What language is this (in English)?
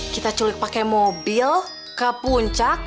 Indonesian